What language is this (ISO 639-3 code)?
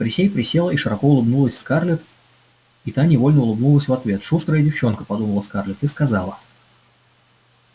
rus